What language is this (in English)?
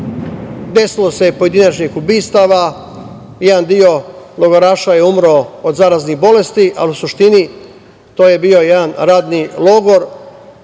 Serbian